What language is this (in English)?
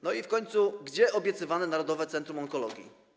Polish